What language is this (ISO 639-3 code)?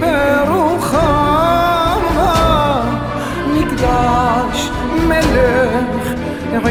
heb